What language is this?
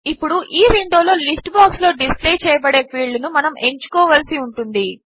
Telugu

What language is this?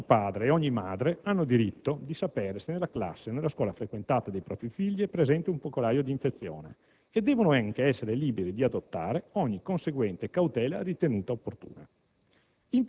Italian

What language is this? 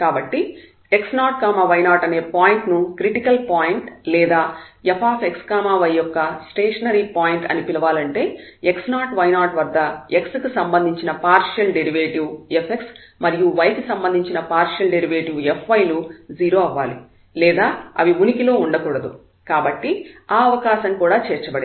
Telugu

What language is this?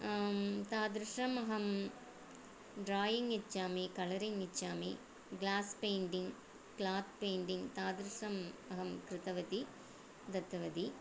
Sanskrit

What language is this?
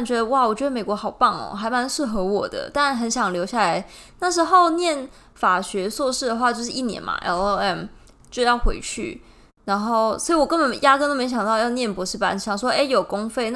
Chinese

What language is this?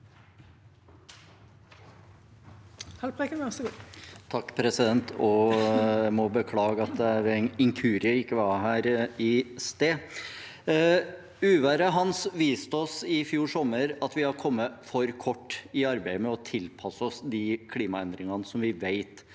Norwegian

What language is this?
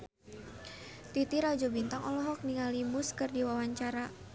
Sundanese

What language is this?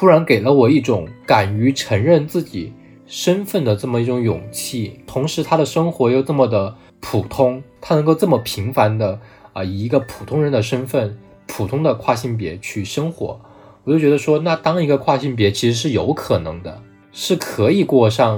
Chinese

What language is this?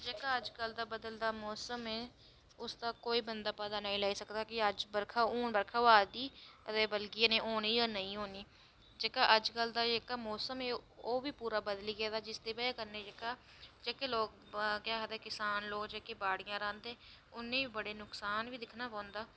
Dogri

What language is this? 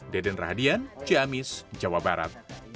Indonesian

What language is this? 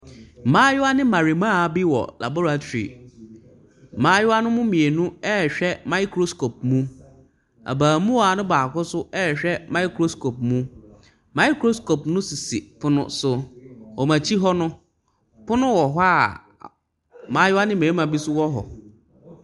Akan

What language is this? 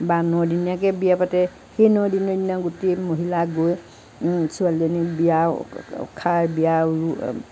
Assamese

